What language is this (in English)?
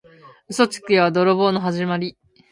Japanese